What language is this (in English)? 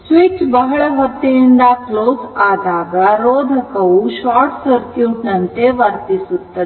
Kannada